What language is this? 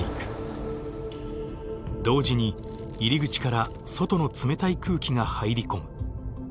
Japanese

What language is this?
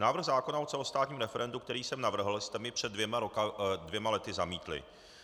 Czech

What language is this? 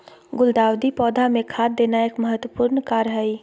Magahi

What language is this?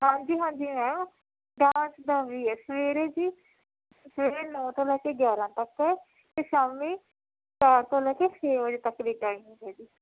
Punjabi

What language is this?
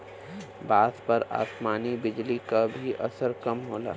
Bhojpuri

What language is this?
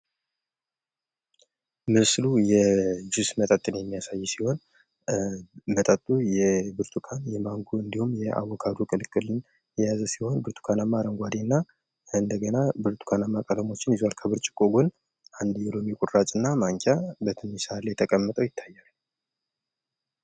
Amharic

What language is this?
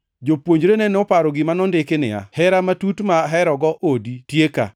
Luo (Kenya and Tanzania)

